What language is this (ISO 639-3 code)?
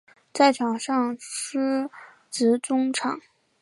zho